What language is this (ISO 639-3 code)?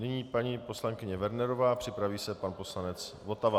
ces